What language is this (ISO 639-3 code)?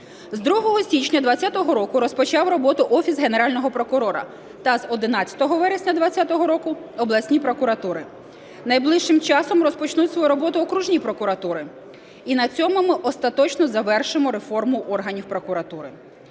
ukr